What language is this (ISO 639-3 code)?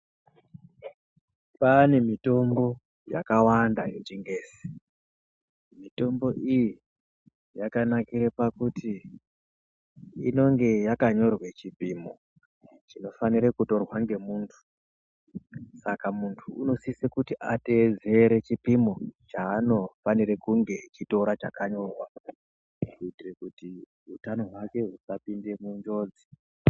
ndc